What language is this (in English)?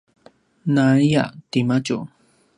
Paiwan